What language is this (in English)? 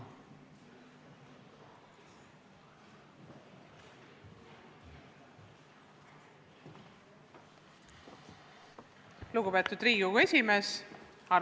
Estonian